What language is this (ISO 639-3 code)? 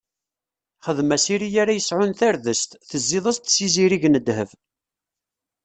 kab